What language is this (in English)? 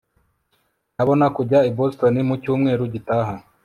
Kinyarwanda